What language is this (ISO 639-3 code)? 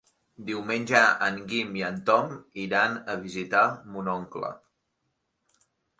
cat